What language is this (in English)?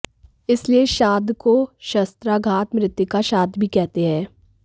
Hindi